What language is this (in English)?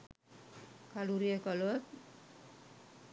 Sinhala